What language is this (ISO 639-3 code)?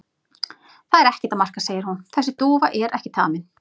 isl